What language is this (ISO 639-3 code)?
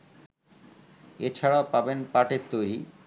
ben